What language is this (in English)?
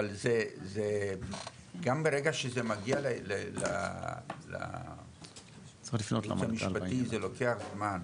Hebrew